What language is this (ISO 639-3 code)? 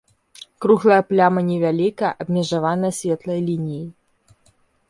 bel